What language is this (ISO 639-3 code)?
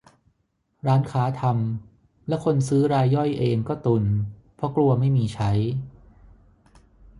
tha